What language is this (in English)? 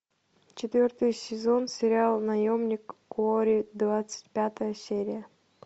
Russian